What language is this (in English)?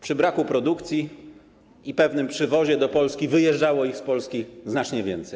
Polish